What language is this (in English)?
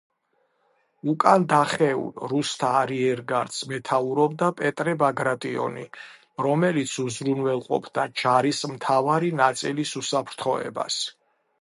Georgian